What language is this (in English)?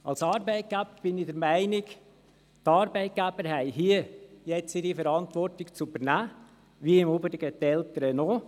Swiss German